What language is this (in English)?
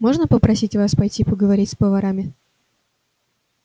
Russian